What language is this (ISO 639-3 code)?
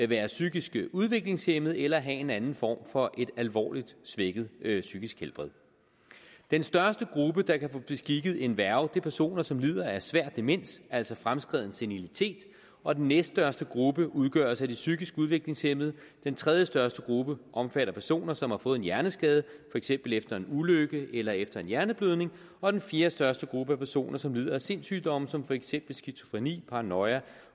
dan